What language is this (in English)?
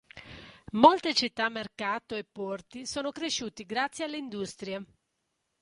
Italian